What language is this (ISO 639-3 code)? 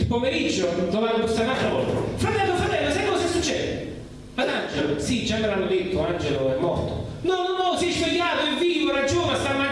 ita